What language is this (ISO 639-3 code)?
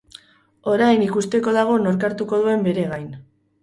eus